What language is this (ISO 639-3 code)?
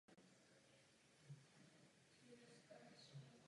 ces